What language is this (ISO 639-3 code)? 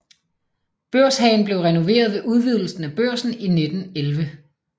dan